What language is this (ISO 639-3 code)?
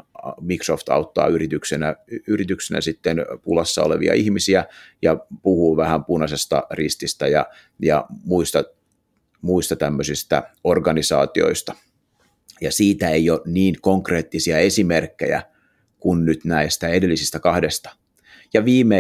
fin